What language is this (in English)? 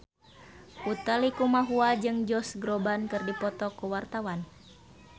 Sundanese